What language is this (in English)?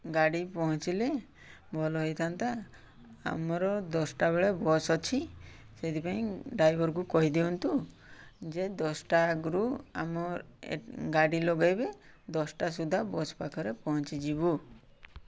Odia